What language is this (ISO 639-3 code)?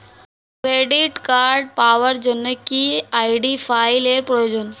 ben